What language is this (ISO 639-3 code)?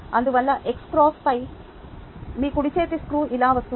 tel